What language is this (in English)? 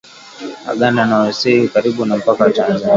Swahili